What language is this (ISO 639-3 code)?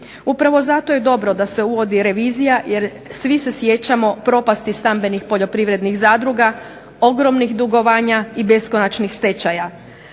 hrv